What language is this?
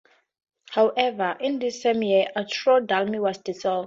English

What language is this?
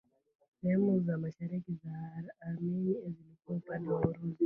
Swahili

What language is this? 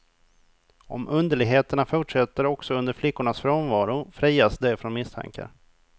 Swedish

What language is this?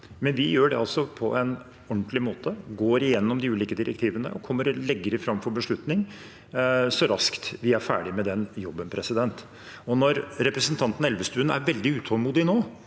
Norwegian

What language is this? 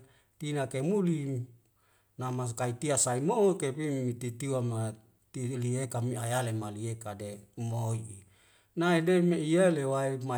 Wemale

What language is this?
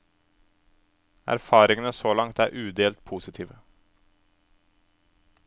Norwegian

